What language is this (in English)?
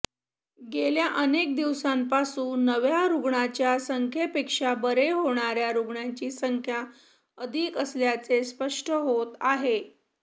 Marathi